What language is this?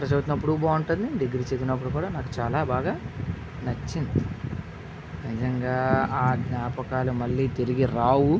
Telugu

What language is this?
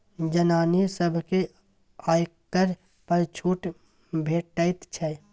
Maithili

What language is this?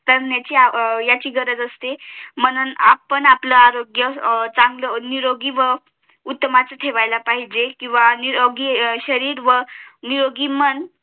Marathi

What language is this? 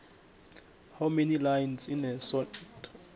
South Ndebele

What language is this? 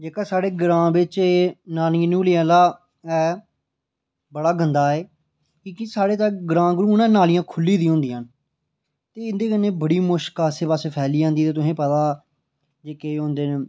Dogri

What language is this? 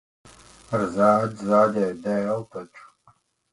Latvian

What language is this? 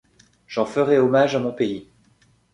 French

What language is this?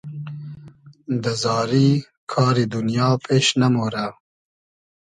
Hazaragi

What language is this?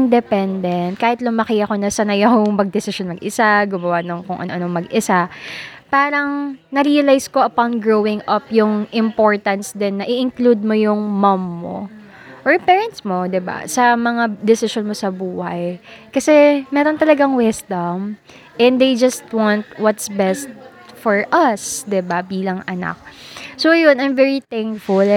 Filipino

